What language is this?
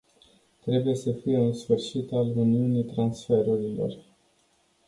Romanian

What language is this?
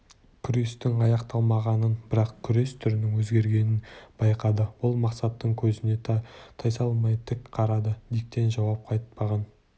Kazakh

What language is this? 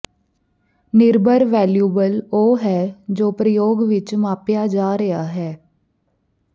Punjabi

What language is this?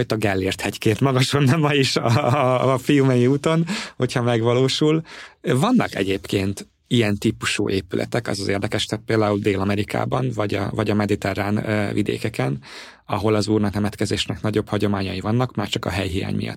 Hungarian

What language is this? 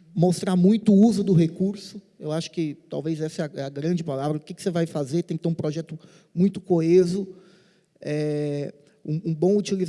Portuguese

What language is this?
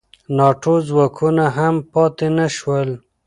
Pashto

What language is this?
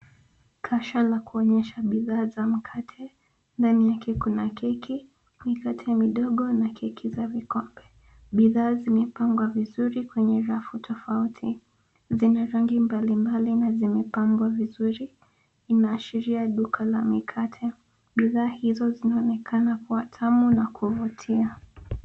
Swahili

